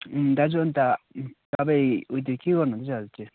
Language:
Nepali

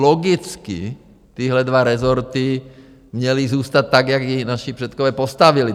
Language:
Czech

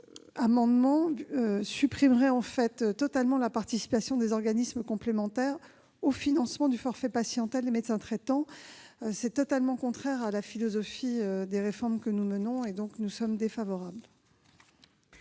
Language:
French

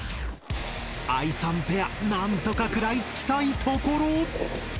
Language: Japanese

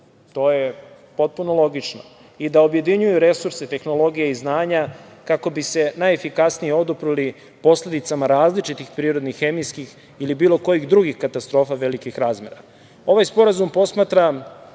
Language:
Serbian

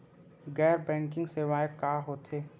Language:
Chhattisgarhi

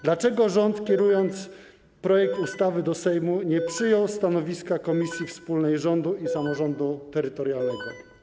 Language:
Polish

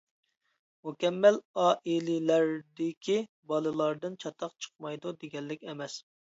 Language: Uyghur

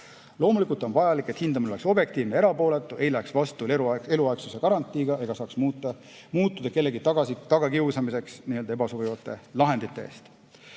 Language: Estonian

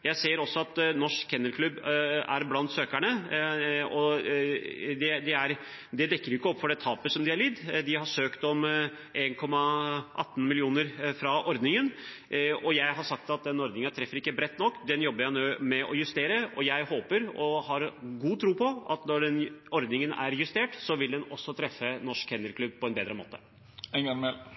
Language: Norwegian Bokmål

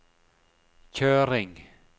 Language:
Norwegian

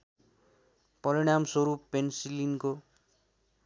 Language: Nepali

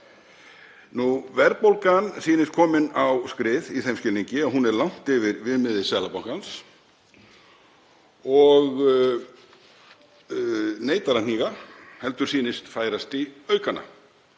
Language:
Icelandic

